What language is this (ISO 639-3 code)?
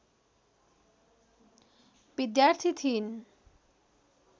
nep